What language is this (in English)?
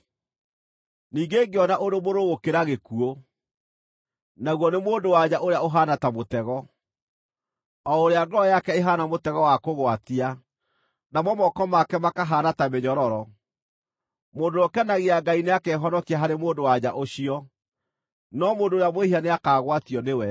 Kikuyu